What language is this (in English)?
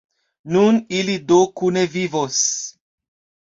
Esperanto